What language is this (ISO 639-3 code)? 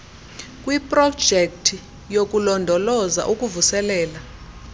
xho